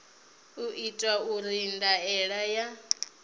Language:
Venda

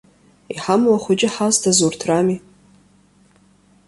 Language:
Abkhazian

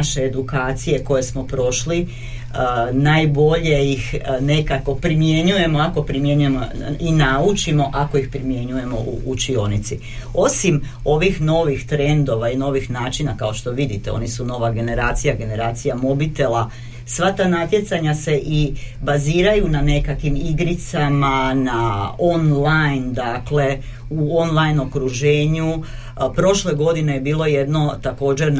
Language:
Croatian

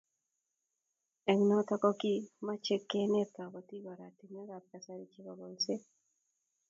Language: Kalenjin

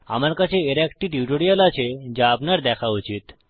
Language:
Bangla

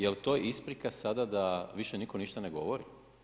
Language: Croatian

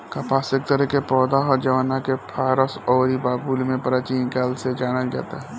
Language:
Bhojpuri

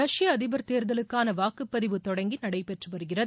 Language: Tamil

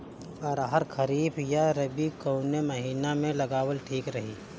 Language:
Bhojpuri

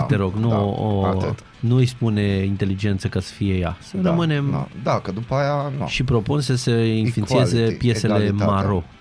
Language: Romanian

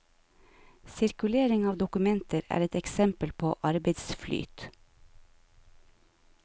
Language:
Norwegian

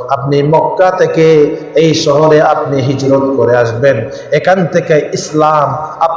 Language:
Bangla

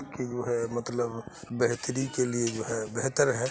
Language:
Urdu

